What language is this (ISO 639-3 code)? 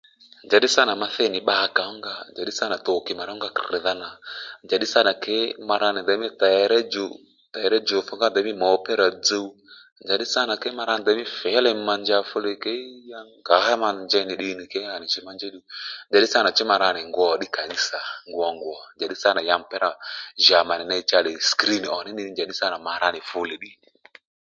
led